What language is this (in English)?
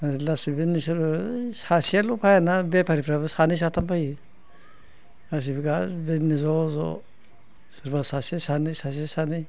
Bodo